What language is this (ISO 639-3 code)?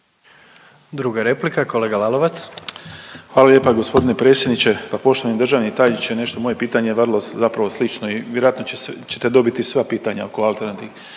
hrv